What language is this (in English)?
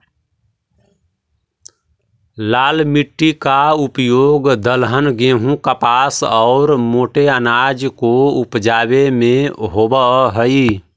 Magahi